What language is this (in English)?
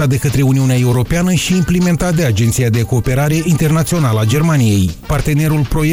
Romanian